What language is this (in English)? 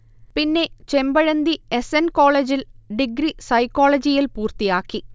Malayalam